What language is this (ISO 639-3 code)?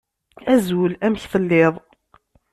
kab